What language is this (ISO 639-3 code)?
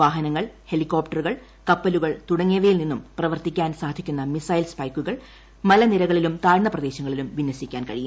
mal